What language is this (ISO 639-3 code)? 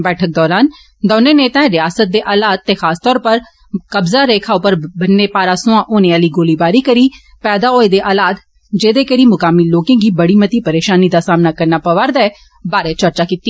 doi